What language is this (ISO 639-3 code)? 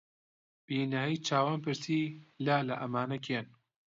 ckb